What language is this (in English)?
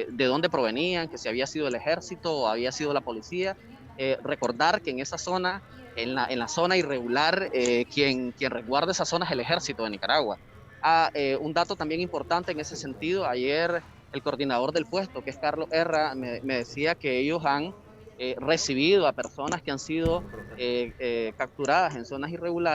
Spanish